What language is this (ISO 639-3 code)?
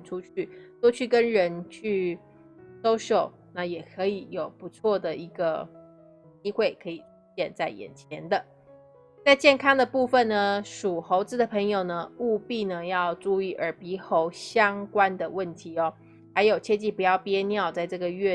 zho